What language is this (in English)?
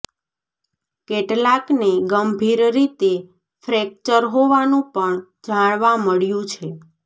Gujarati